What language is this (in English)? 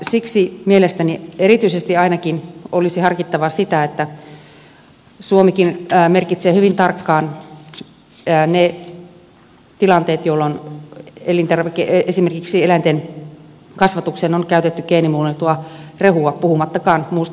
Finnish